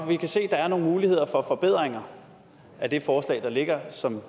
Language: Danish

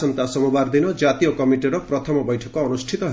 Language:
Odia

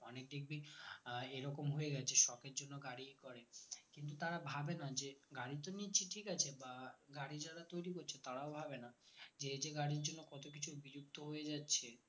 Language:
Bangla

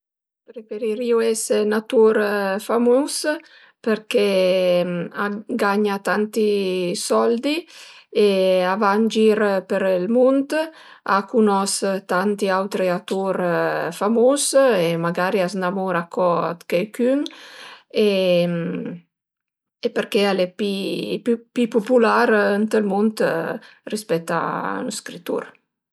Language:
Piedmontese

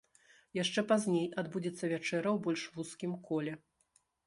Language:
Belarusian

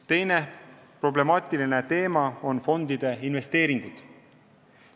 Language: Estonian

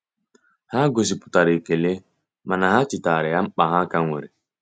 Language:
Igbo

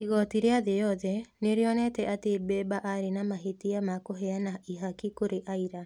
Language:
Kikuyu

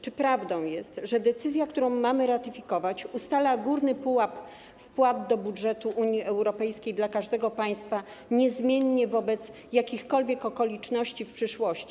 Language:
Polish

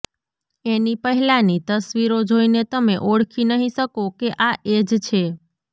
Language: Gujarati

